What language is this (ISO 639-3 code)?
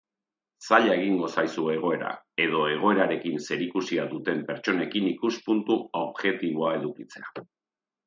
eus